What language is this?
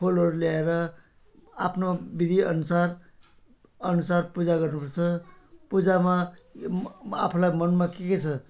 Nepali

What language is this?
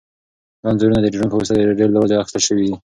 Pashto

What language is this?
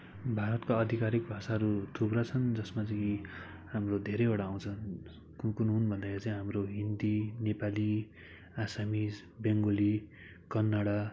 Nepali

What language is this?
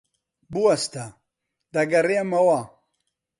Central Kurdish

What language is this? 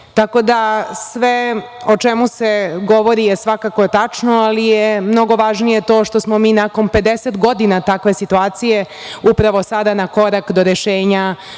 Serbian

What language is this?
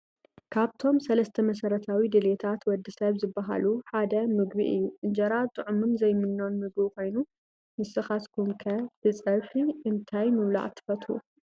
Tigrinya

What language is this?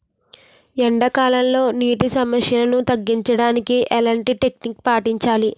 Telugu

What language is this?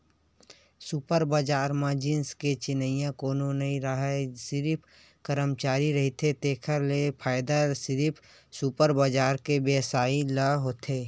Chhattisgarhi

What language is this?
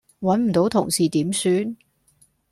Cantonese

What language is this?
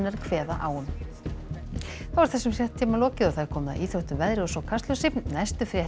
Icelandic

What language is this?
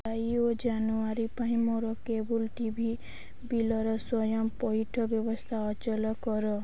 Odia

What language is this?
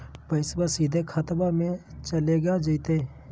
Magahi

